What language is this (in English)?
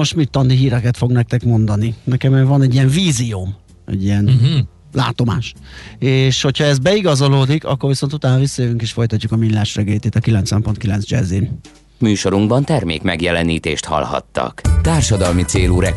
Hungarian